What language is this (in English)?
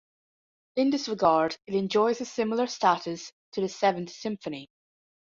English